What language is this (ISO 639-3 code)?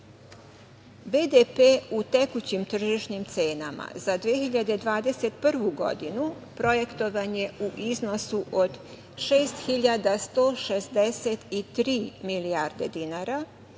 srp